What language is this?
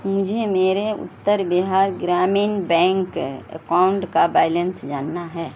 Urdu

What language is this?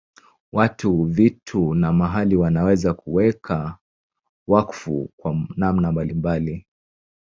Swahili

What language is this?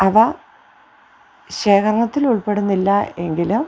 Malayalam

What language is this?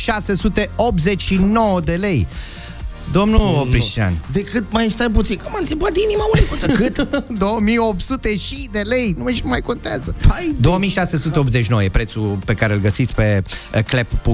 Romanian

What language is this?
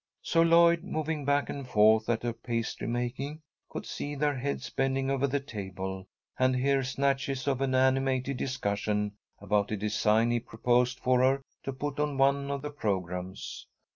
English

